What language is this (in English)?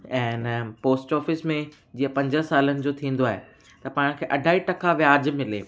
Sindhi